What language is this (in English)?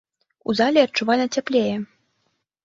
Belarusian